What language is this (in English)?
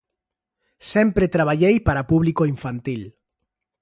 Galician